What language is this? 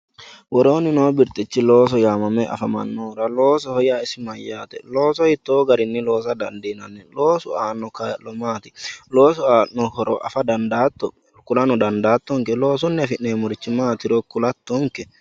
Sidamo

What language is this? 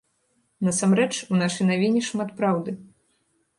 Belarusian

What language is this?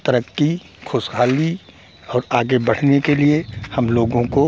Hindi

